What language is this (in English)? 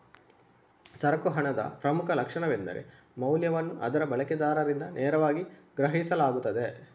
Kannada